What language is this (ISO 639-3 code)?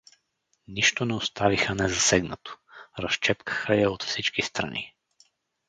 bul